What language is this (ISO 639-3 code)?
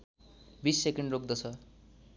nep